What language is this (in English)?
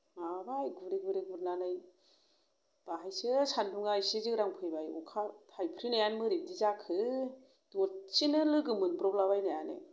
Bodo